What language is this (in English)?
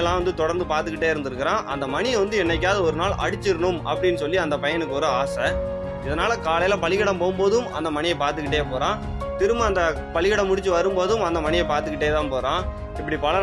Tamil